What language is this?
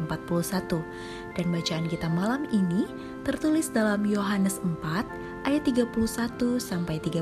Indonesian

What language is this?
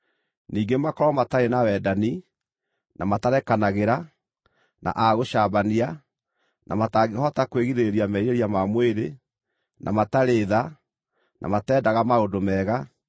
Kikuyu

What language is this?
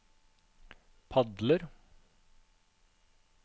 Norwegian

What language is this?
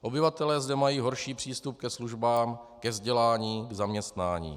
Czech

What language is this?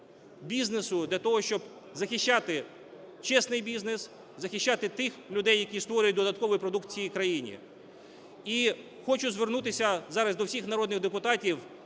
Ukrainian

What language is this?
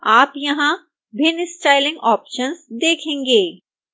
Hindi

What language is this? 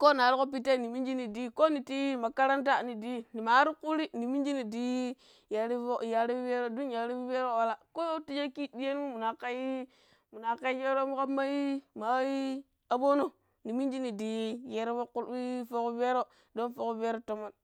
Pero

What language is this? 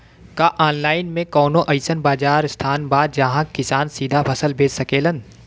Bhojpuri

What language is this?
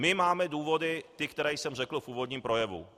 Czech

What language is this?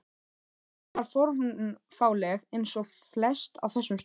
Icelandic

